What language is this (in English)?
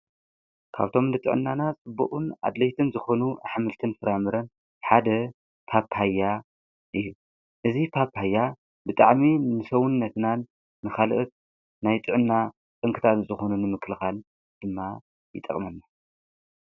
Tigrinya